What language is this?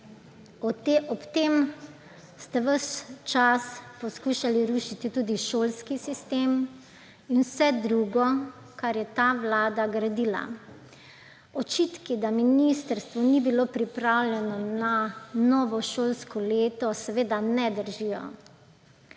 Slovenian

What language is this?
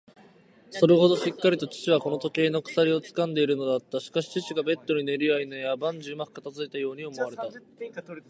Japanese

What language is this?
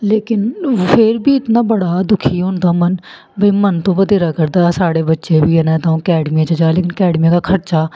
Dogri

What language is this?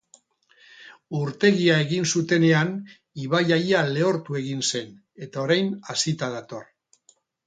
Basque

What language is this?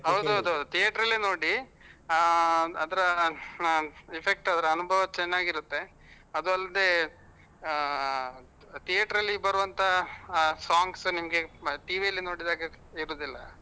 Kannada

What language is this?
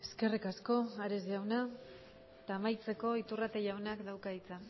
Basque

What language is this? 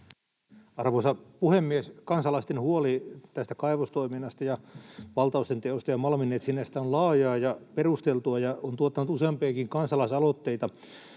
Finnish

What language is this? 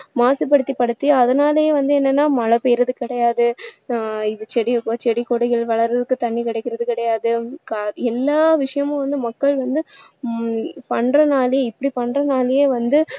Tamil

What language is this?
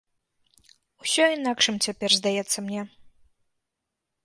Belarusian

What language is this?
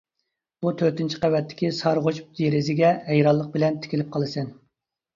Uyghur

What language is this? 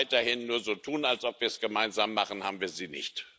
German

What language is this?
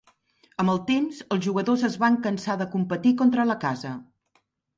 Catalan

